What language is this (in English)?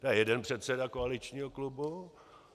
Czech